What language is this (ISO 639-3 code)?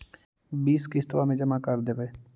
mag